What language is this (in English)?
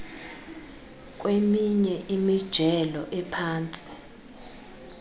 Xhosa